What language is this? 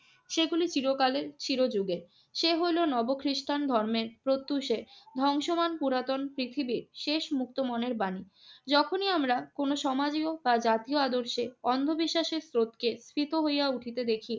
Bangla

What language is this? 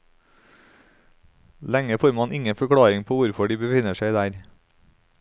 Norwegian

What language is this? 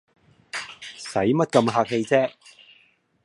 Cantonese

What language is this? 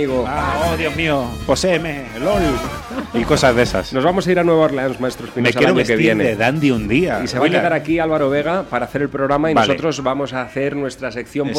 Spanish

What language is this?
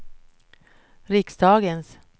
Swedish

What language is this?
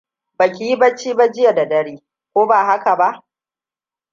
Hausa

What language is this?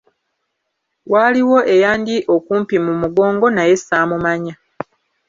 Ganda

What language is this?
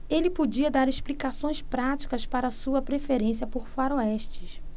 Portuguese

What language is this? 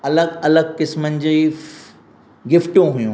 Sindhi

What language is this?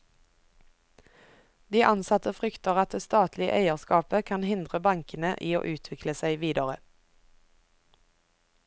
Norwegian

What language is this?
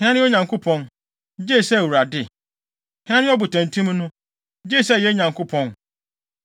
Akan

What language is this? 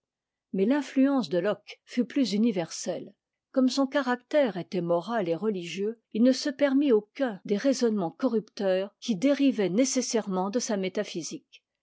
French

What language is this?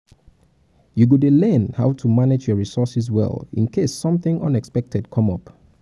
Nigerian Pidgin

